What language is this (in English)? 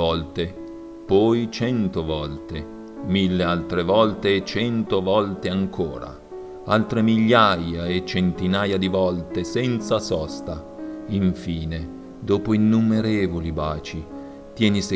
Italian